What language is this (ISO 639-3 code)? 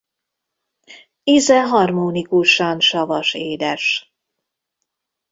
hun